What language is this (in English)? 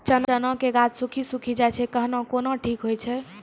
Maithili